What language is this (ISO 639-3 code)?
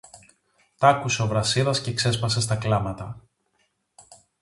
ell